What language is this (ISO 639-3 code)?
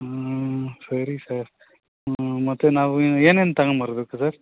kan